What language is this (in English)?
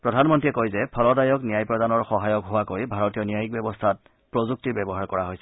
Assamese